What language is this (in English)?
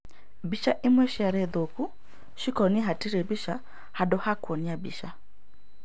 Kikuyu